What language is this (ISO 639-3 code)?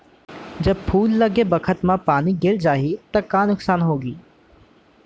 hne